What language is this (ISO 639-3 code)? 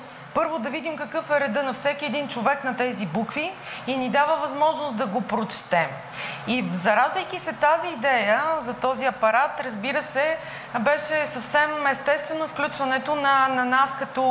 bul